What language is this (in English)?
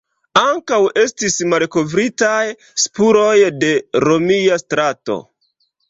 Esperanto